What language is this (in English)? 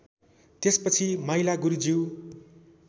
Nepali